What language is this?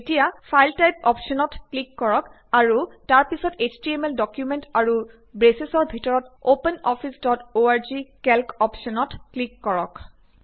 Assamese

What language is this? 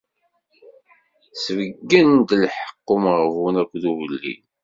Kabyle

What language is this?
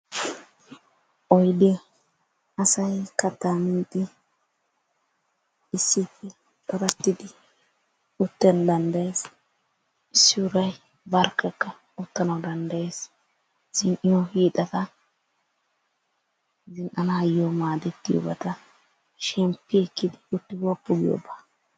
Wolaytta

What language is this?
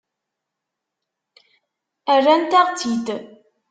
Kabyle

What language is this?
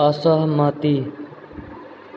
Maithili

